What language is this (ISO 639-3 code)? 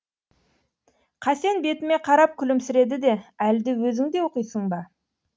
kaz